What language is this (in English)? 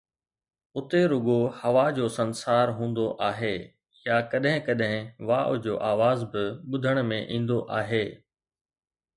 Sindhi